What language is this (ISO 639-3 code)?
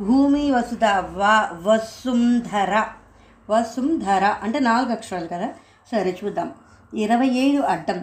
tel